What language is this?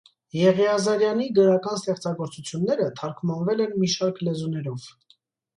Armenian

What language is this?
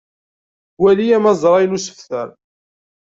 Kabyle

